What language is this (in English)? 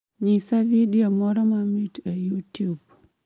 Luo (Kenya and Tanzania)